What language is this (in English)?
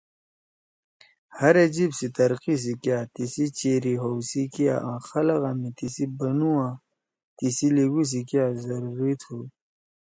Torwali